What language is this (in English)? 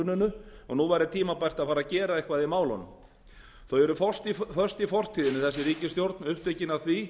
Icelandic